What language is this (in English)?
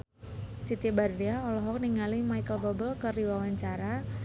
Sundanese